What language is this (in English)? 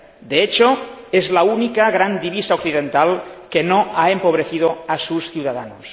Spanish